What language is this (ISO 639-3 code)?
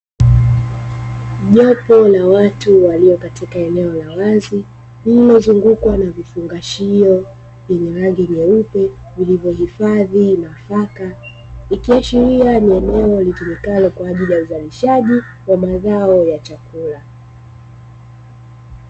swa